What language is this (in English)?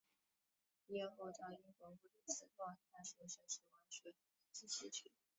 Chinese